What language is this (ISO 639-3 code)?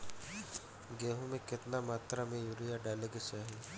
bho